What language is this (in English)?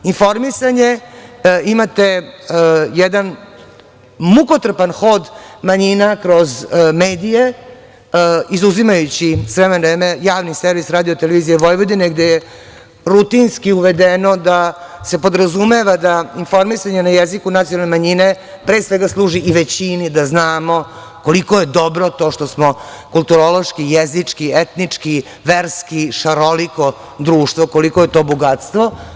Serbian